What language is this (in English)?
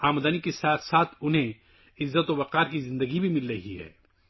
Urdu